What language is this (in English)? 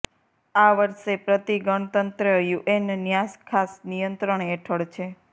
Gujarati